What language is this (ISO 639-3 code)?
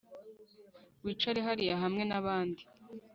kin